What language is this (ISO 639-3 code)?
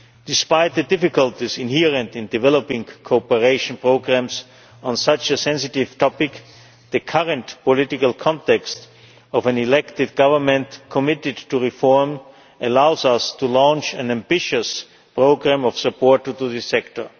eng